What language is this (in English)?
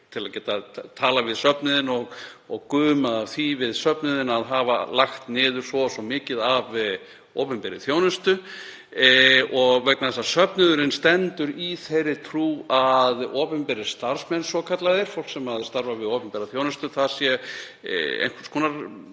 Icelandic